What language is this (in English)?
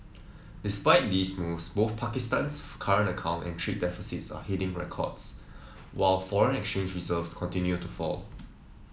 English